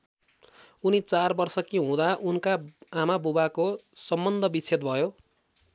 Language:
Nepali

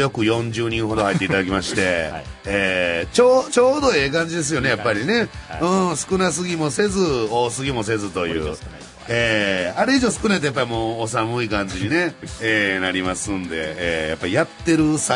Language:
Japanese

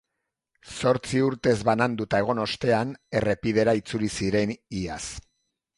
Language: Basque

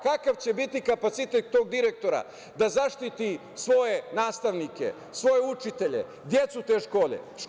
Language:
Serbian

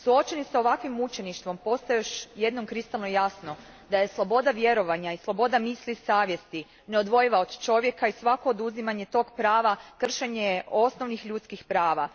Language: Croatian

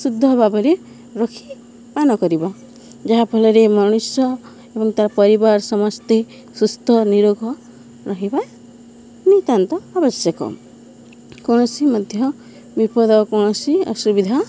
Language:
Odia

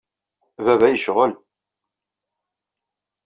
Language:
Kabyle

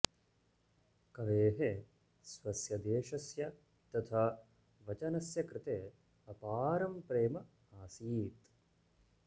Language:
Sanskrit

